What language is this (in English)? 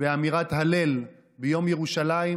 Hebrew